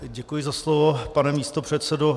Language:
Czech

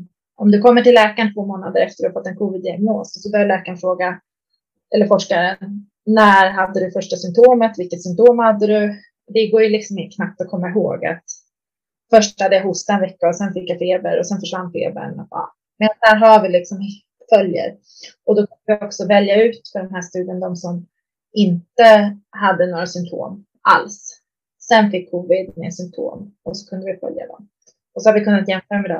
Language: Swedish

